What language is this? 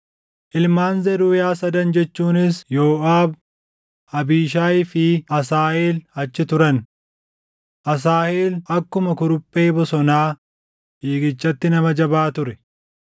Oromo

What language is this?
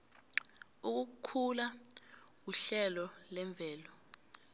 South Ndebele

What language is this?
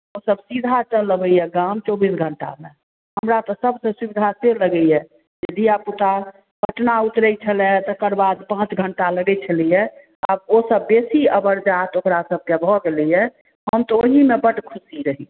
Maithili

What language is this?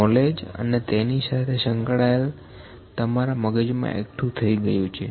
Gujarati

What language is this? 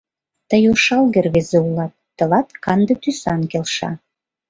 Mari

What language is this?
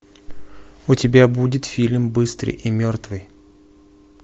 Russian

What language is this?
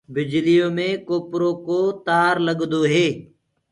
Gurgula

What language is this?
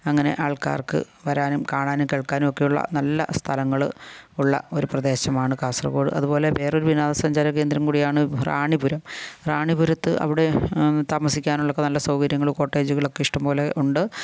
Malayalam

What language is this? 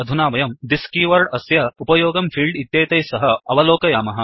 Sanskrit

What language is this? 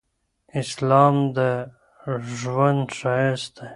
Pashto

